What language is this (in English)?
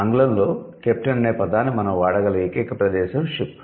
Telugu